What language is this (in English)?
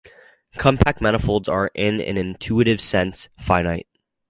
English